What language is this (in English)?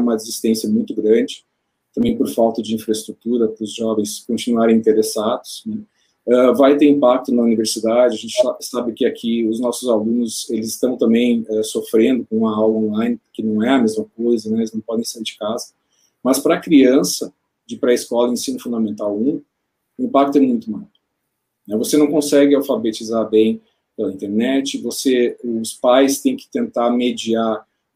Portuguese